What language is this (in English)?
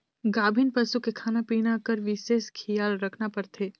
Chhattisgarhi